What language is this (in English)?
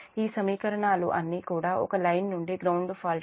Telugu